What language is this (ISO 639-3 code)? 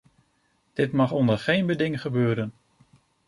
nld